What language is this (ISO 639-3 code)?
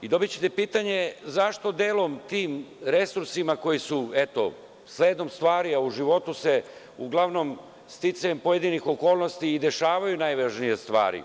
srp